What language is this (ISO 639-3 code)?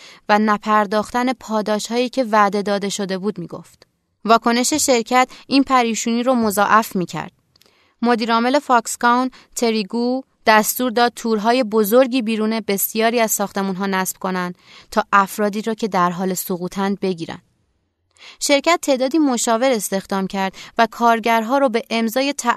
fas